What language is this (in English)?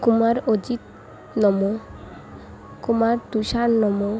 Odia